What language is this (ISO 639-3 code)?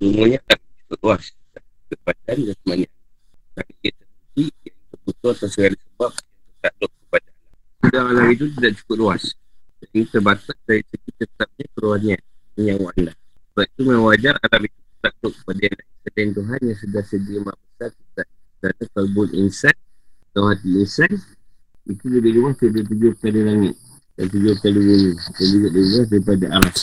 msa